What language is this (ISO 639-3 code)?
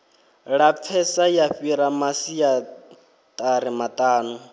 ven